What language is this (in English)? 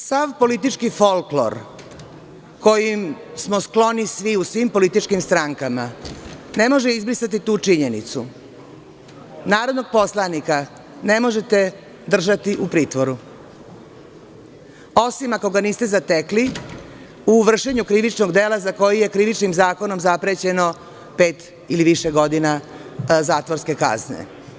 Serbian